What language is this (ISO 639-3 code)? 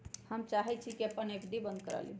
mag